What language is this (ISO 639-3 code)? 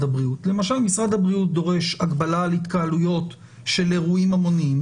heb